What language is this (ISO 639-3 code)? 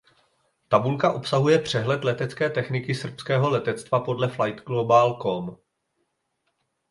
ces